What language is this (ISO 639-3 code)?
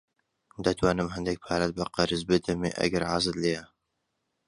ckb